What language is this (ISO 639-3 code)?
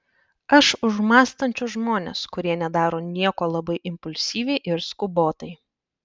lit